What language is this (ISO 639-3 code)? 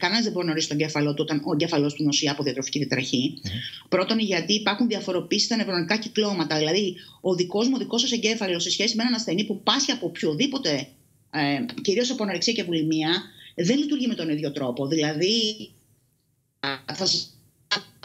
ell